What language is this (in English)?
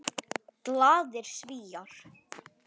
Icelandic